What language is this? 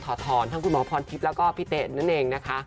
Thai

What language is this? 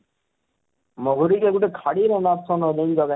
Odia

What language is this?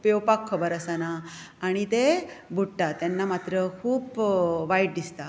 Konkani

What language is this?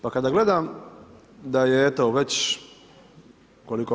Croatian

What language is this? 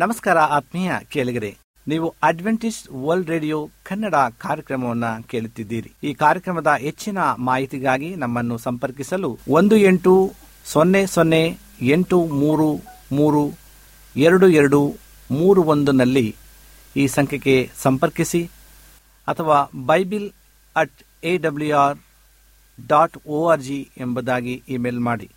Kannada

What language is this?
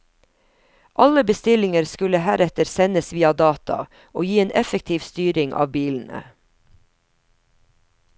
Norwegian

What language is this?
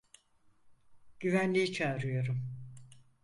Turkish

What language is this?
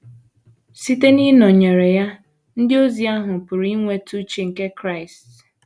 Igbo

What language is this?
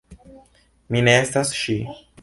Esperanto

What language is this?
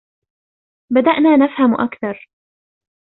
Arabic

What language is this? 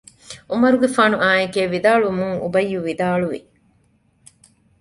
Divehi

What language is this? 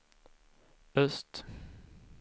Swedish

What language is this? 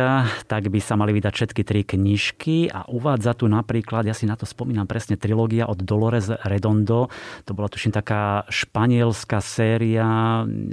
Slovak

